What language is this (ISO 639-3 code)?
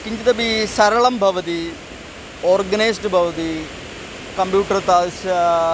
san